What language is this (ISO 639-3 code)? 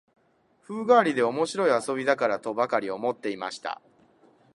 jpn